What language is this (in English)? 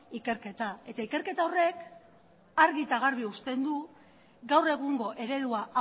Basque